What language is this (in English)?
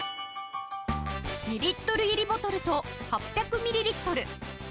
Japanese